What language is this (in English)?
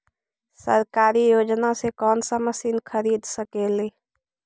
Magahi